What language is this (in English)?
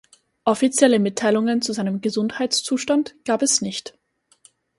German